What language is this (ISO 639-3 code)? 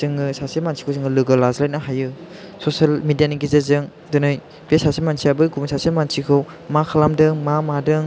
brx